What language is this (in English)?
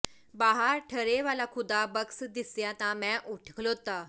Punjabi